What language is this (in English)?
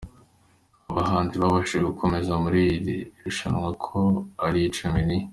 Kinyarwanda